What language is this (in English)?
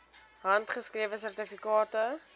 Afrikaans